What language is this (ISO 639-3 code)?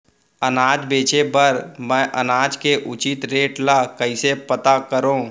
hne